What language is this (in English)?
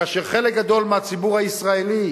Hebrew